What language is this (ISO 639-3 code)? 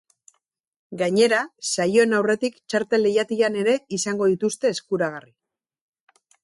eus